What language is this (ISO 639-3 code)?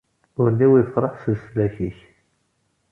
kab